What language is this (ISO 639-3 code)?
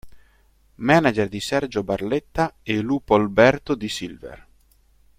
ita